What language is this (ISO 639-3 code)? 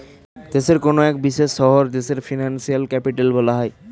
ben